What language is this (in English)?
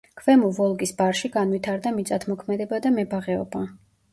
Georgian